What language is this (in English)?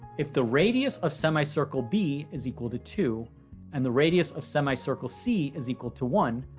English